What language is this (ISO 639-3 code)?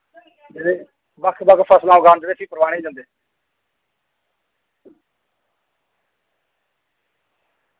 doi